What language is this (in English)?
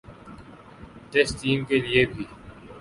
Urdu